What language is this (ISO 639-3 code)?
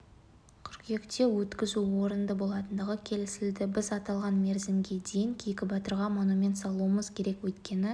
kaz